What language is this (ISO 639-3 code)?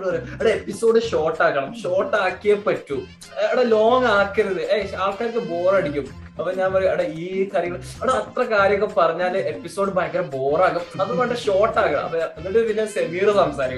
mal